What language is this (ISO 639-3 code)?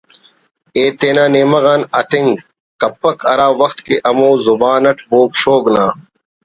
brh